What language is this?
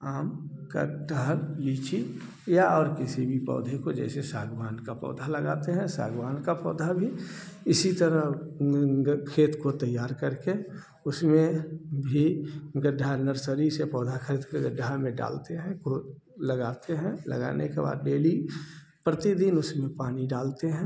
Hindi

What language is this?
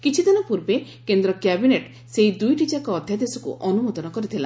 Odia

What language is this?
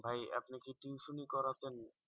Bangla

